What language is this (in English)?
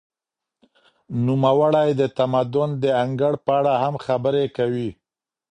Pashto